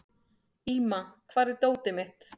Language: Icelandic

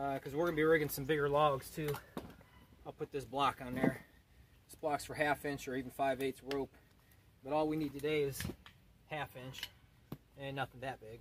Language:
English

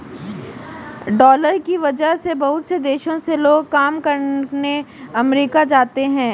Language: Hindi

